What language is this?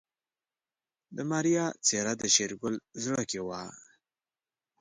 Pashto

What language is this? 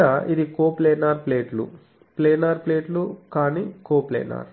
Telugu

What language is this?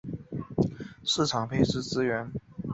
Chinese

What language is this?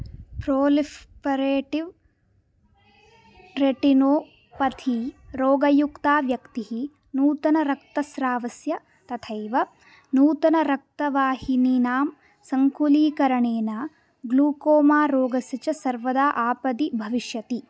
Sanskrit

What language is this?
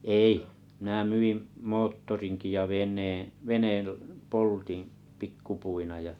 Finnish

